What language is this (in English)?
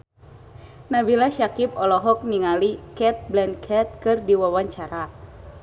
Sundanese